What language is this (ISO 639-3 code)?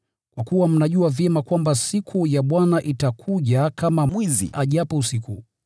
swa